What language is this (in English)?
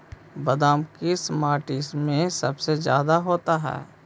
Magahi